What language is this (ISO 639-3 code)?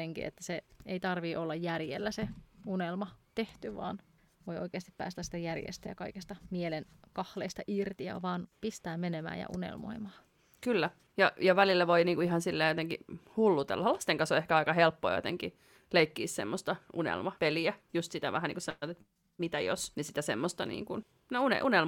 fin